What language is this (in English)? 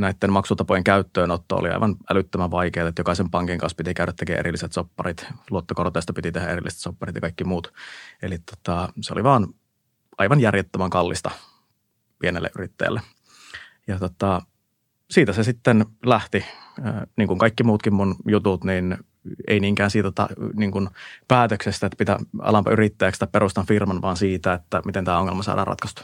Finnish